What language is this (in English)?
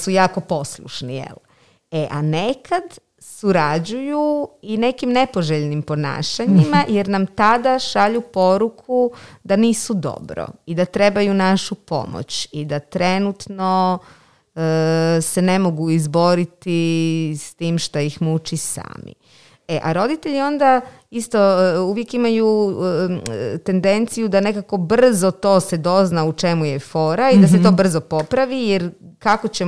Croatian